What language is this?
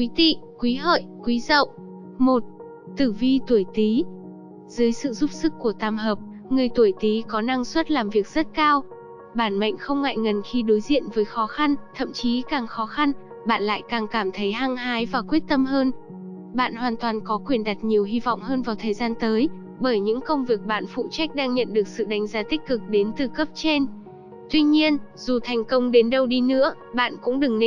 Vietnamese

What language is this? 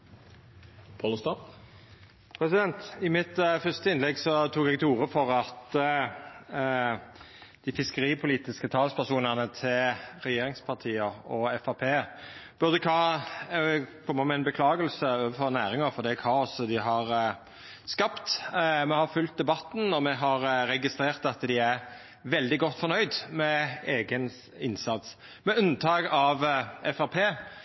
Norwegian Nynorsk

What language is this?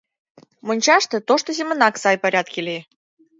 Mari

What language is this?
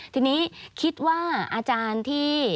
Thai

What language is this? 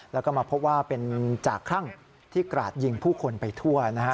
Thai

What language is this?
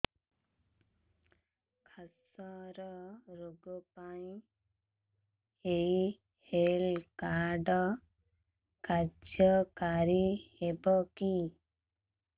Odia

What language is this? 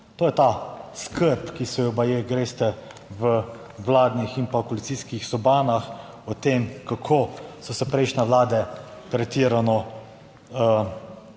Slovenian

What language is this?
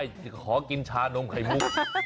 Thai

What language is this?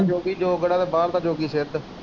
Punjabi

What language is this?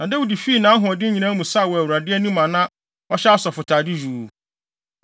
Akan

